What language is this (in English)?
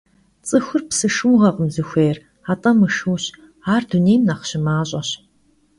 Kabardian